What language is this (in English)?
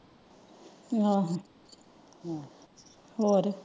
Punjabi